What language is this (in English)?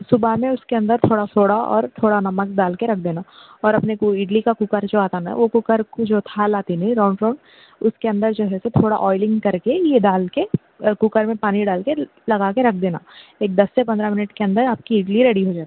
Urdu